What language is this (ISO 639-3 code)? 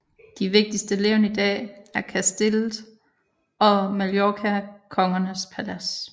dan